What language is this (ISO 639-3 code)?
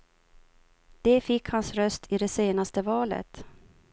swe